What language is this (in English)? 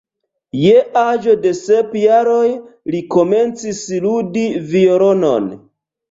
Esperanto